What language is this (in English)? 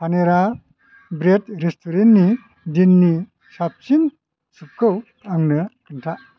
Bodo